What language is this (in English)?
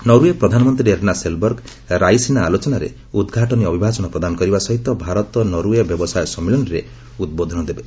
Odia